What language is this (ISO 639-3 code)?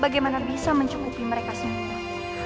ind